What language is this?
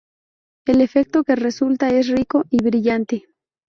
Spanish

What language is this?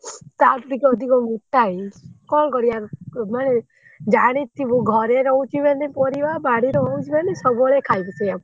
Odia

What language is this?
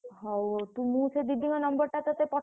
Odia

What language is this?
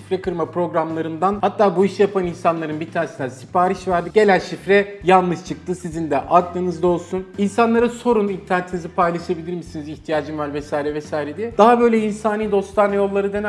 Turkish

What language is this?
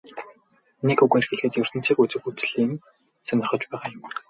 Mongolian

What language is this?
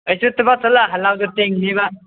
Manipuri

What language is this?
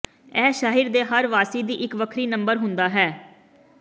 Punjabi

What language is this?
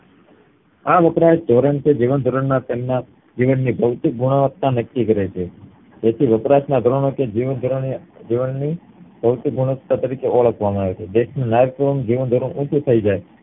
Gujarati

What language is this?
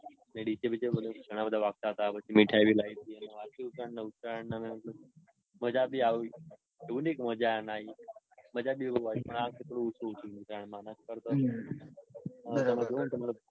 Gujarati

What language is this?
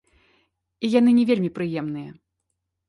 Belarusian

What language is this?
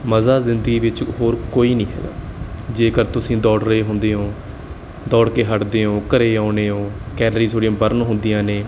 Punjabi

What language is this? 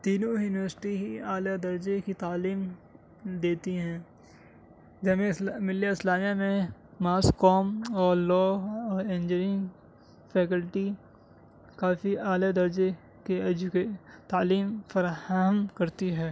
Urdu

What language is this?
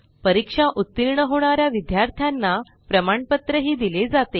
Marathi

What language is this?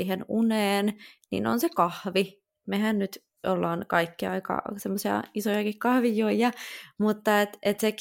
Finnish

